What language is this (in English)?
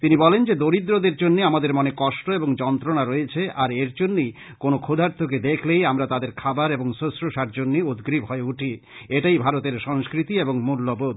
Bangla